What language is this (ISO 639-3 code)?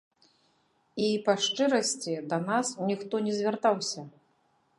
bel